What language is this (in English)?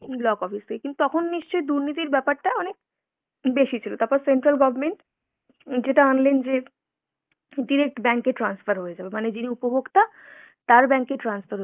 Bangla